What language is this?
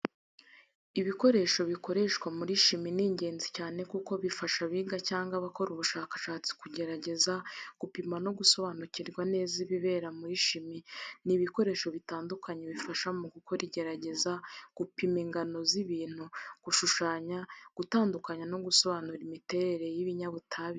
Kinyarwanda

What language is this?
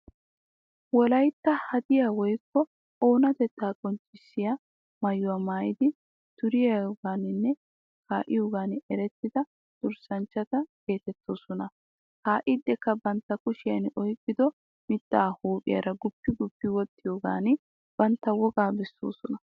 Wolaytta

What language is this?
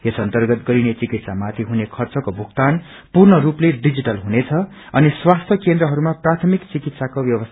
Nepali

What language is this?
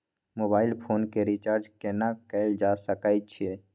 Maithili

